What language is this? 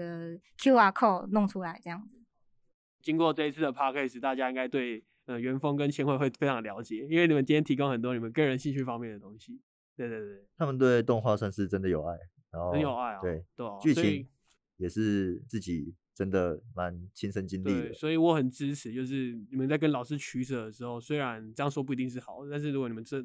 Chinese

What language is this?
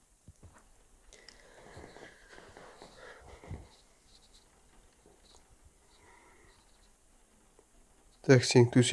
Turkish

